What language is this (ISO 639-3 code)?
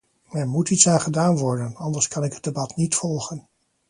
nld